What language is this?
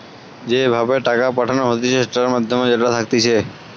Bangla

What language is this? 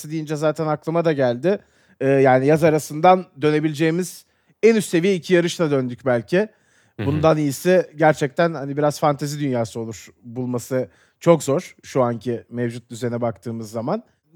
Turkish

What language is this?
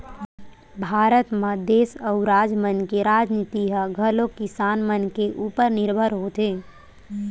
Chhattisgarhi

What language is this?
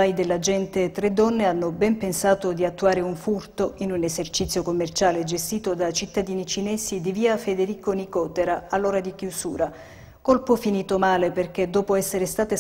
Italian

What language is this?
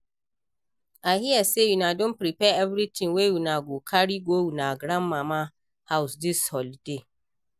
Nigerian Pidgin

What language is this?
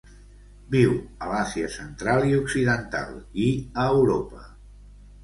Catalan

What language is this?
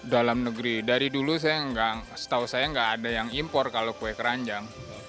Indonesian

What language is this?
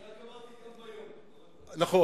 Hebrew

